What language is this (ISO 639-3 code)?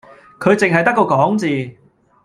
yue